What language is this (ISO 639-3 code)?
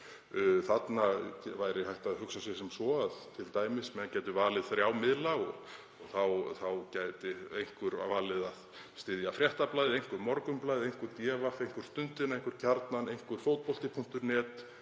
isl